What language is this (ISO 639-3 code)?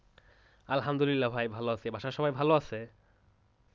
ben